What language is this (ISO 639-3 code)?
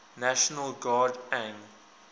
eng